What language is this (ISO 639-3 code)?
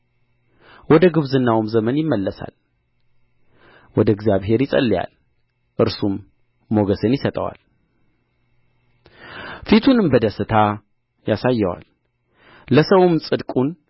amh